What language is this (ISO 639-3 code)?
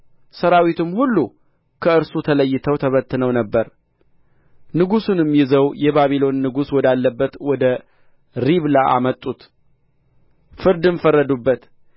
amh